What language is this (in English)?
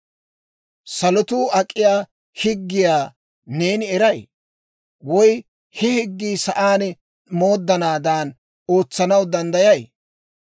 Dawro